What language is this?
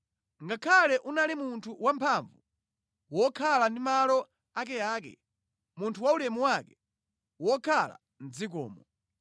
Nyanja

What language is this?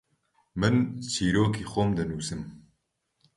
Central Kurdish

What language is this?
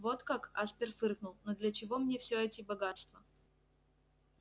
Russian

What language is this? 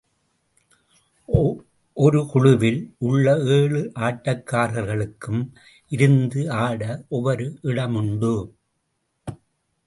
Tamil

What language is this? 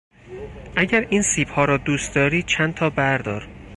Persian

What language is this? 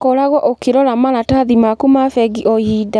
Kikuyu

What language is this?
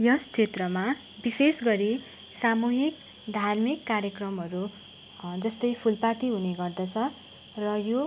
Nepali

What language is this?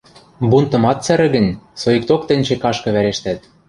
Western Mari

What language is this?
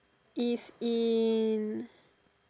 English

